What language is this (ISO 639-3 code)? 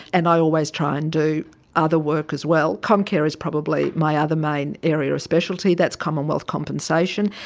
eng